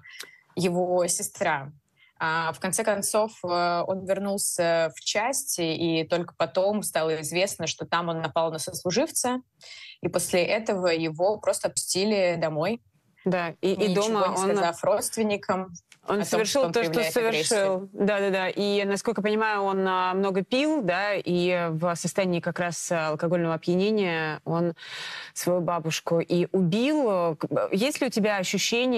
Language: Russian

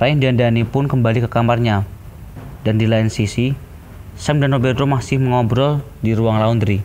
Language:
Indonesian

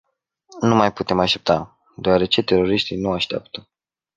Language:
Romanian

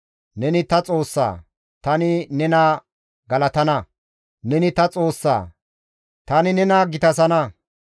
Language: Gamo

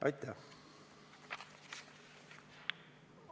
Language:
Estonian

